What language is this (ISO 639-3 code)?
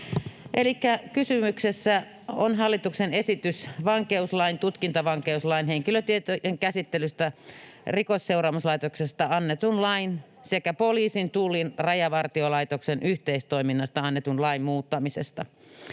fin